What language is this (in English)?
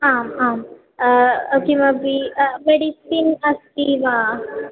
Sanskrit